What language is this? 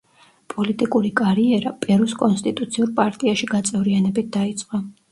Georgian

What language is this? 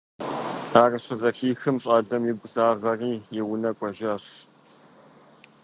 Kabardian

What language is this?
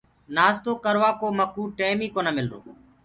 Gurgula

